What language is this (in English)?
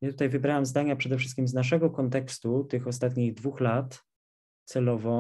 Polish